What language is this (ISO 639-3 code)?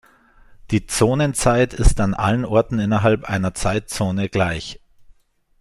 deu